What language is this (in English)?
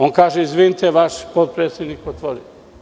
Serbian